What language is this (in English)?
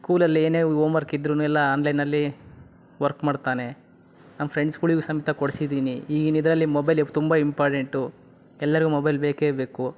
Kannada